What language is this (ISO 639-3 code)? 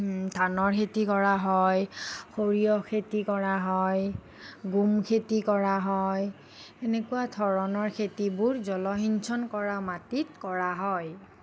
asm